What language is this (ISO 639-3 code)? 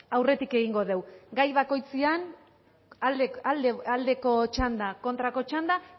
eus